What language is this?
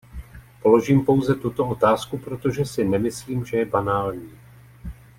Czech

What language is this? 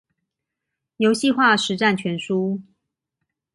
Chinese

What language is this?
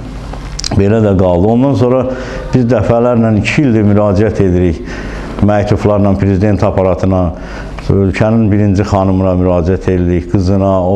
Turkish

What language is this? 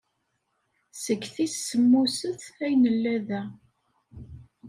Kabyle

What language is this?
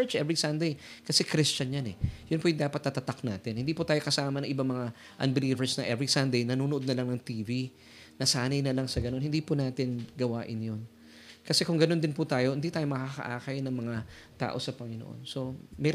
Filipino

